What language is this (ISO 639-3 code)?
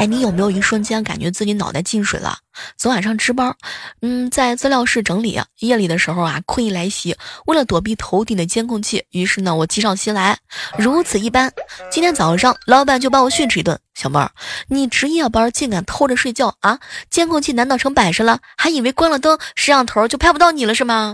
zho